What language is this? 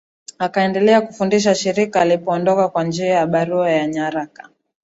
Swahili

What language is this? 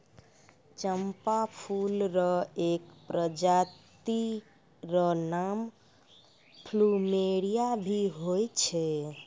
Maithili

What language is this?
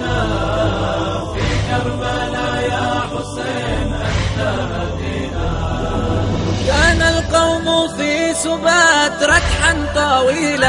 Arabic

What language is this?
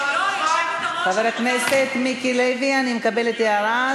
Hebrew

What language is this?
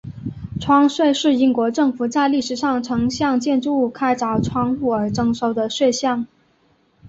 Chinese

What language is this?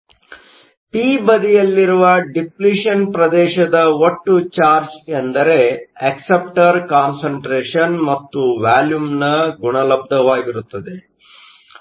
Kannada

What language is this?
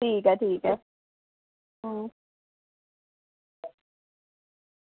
Dogri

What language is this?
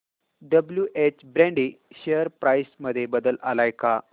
Marathi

